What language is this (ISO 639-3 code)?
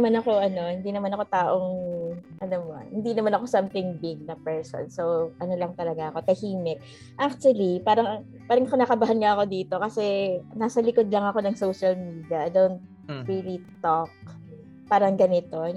fil